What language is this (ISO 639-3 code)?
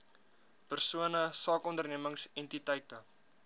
afr